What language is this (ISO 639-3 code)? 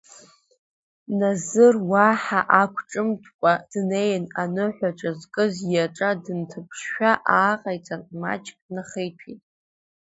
abk